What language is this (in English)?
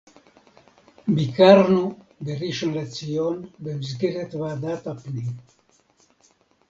Hebrew